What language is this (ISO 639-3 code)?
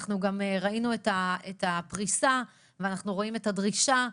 heb